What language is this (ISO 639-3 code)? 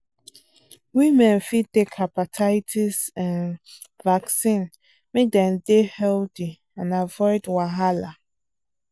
pcm